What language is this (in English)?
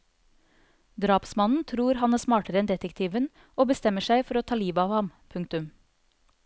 Norwegian